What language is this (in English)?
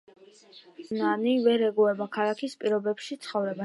Georgian